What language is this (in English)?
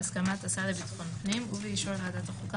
Hebrew